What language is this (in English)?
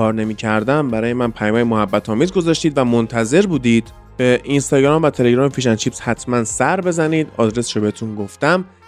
Persian